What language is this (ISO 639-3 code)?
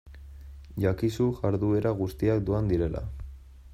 eus